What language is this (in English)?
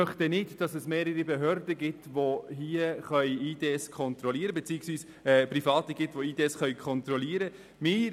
Swiss German